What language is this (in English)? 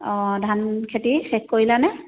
Assamese